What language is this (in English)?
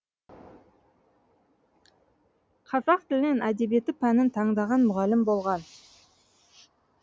Kazakh